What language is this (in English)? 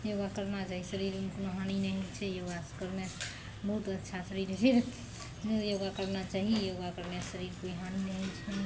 Maithili